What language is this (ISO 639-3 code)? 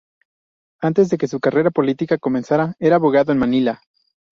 spa